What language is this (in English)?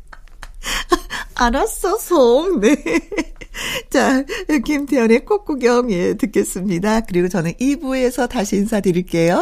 Korean